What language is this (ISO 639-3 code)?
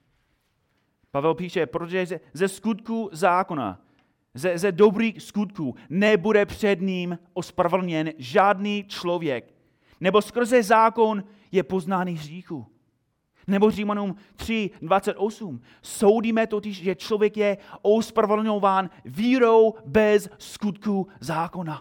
ces